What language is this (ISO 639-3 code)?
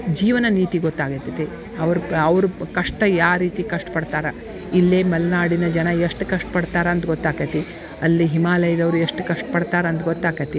kan